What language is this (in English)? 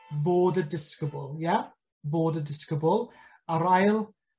Welsh